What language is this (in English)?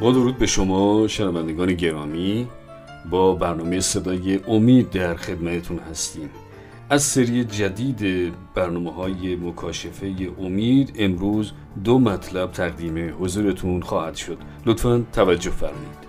Persian